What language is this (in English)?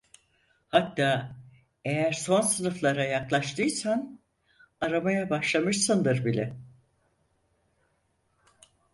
Turkish